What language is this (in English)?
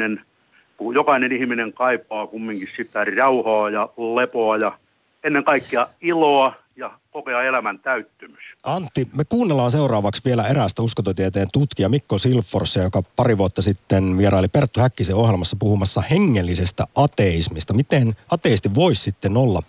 Finnish